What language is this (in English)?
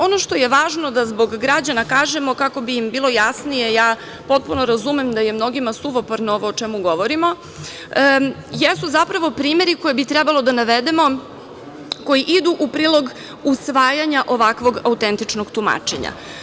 Serbian